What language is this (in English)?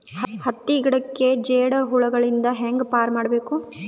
Kannada